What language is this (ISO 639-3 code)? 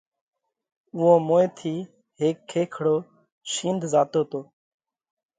kvx